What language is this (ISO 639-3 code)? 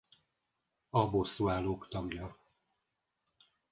hun